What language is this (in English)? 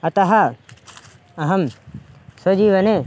Sanskrit